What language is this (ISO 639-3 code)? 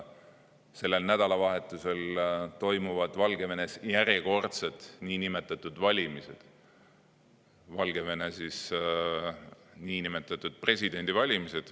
est